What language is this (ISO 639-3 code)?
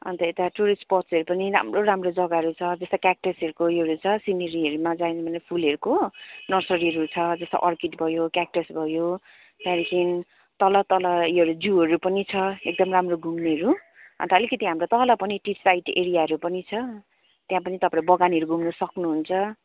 nep